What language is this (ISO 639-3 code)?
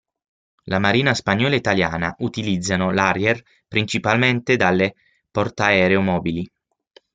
ita